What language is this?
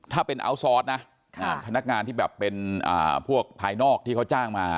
Thai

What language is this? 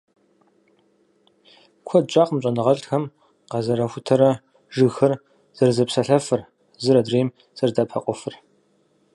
Kabardian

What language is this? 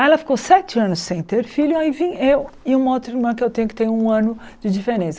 Portuguese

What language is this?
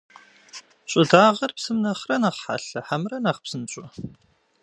Kabardian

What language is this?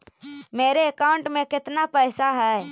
Magahi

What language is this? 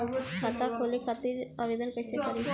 Bhojpuri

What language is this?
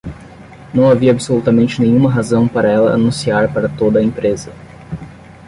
Portuguese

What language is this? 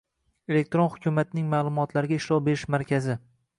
Uzbek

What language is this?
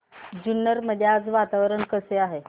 Marathi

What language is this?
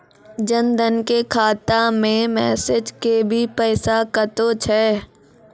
Maithili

